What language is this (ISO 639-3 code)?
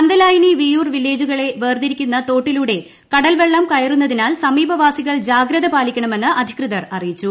mal